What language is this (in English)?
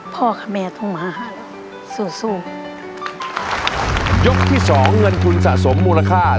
Thai